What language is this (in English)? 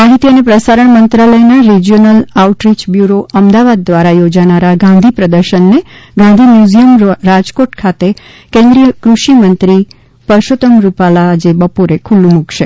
Gujarati